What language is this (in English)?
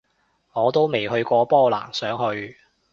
Cantonese